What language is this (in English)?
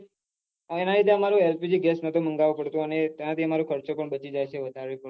Gujarati